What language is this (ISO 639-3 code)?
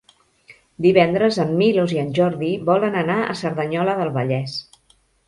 cat